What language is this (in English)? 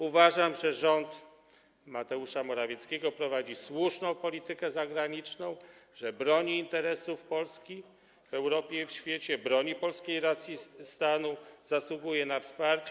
Polish